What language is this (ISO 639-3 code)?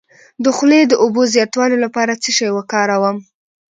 pus